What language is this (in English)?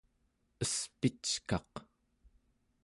Central Yupik